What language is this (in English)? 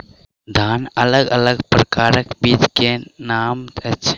Maithili